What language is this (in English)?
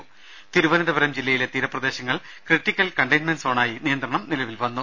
Malayalam